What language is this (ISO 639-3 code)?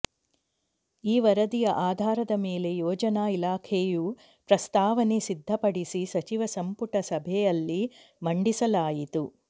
kan